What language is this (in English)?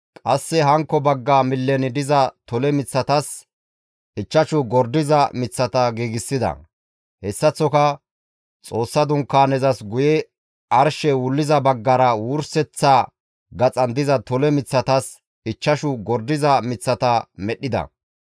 Gamo